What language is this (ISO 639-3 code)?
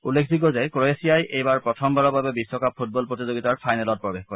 asm